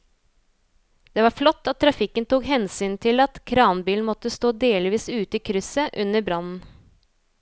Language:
Norwegian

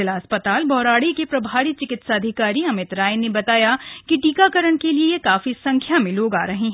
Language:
Hindi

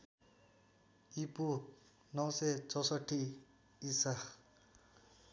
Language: Nepali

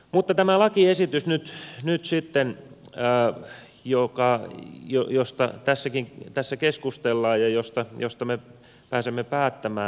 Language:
Finnish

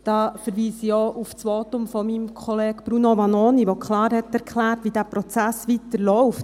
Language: Swiss German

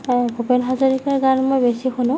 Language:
Assamese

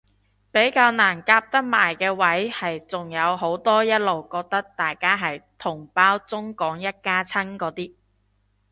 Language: Cantonese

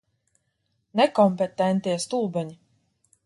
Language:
Latvian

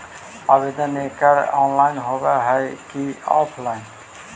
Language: Magahi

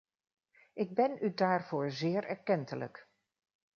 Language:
Dutch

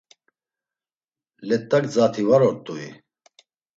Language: Laz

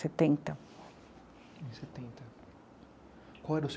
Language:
Portuguese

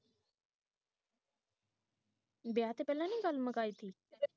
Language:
Punjabi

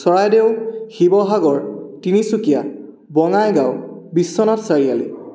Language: Assamese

